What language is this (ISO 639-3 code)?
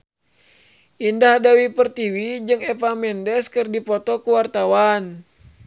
sun